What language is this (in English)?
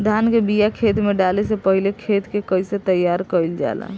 Bhojpuri